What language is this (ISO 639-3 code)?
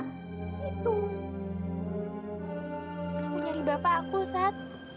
ind